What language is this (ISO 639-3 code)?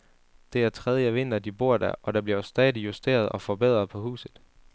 dan